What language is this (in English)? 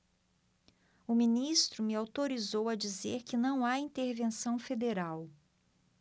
Portuguese